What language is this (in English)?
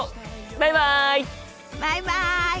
Japanese